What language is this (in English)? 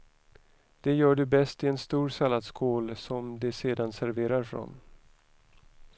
Swedish